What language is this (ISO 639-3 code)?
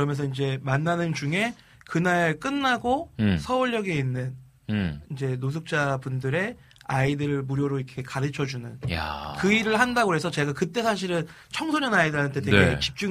kor